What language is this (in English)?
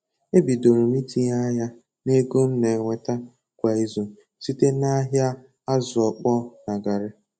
Igbo